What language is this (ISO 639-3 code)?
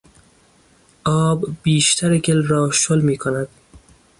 fas